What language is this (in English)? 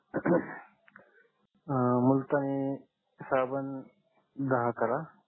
Marathi